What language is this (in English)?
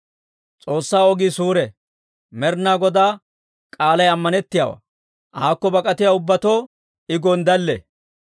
Dawro